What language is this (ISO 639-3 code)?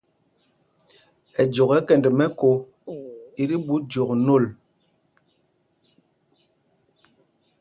mgg